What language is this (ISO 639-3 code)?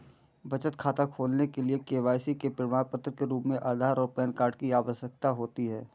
hin